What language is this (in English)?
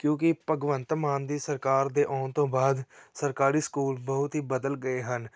Punjabi